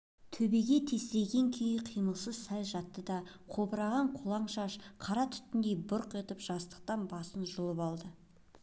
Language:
Kazakh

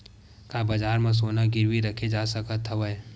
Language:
Chhattisgarhi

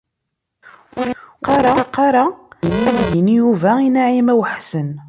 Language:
Kabyle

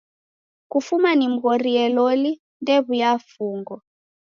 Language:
Taita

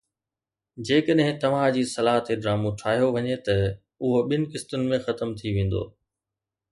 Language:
Sindhi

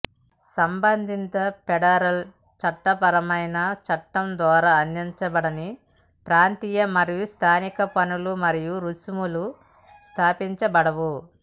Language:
Telugu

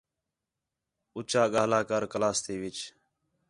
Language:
Khetrani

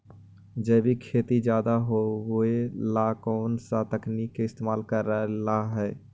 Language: Magahi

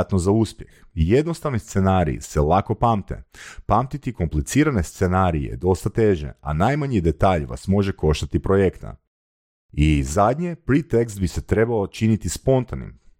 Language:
Croatian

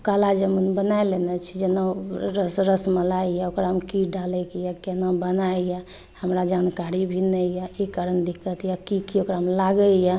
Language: Maithili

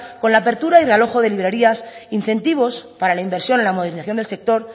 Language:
Spanish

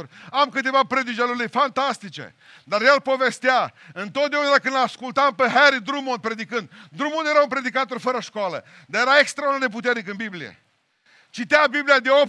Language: Romanian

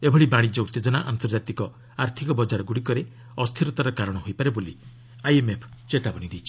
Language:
Odia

